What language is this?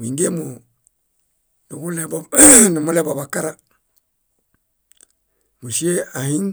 Bayot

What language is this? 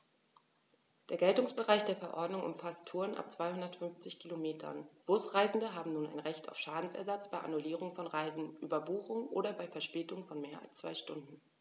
German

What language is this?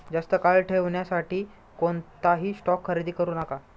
Marathi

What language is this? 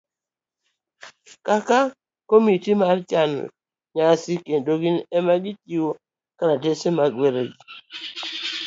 Luo (Kenya and Tanzania)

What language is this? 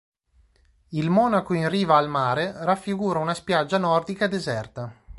Italian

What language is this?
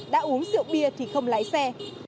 Vietnamese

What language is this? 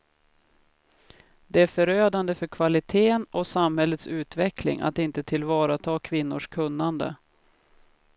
Swedish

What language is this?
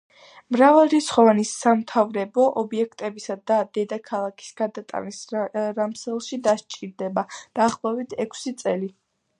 Georgian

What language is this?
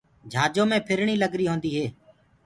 Gurgula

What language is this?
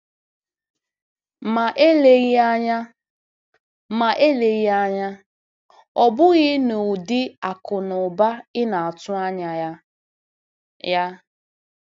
Igbo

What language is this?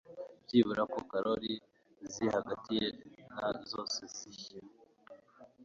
Kinyarwanda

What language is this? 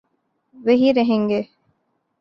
Urdu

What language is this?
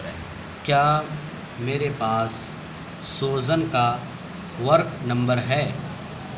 Urdu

